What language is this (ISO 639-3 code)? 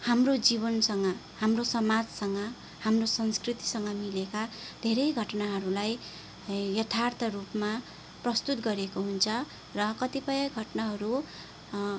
nep